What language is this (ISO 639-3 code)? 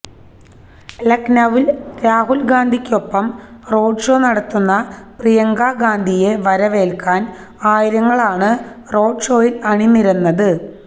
mal